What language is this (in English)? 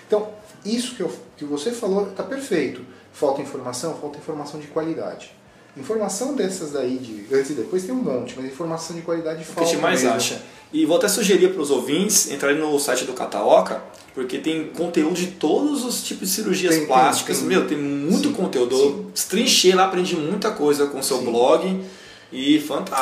Portuguese